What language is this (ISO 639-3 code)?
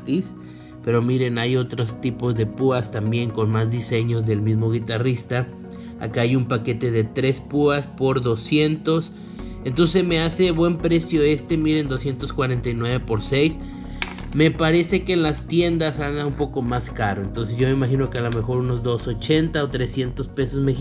spa